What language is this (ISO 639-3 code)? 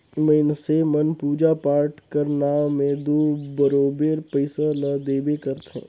hne